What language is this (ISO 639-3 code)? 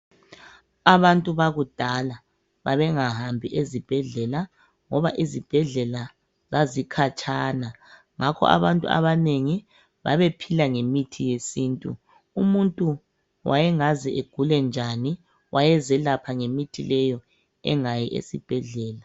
nde